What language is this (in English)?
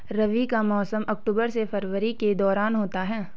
Hindi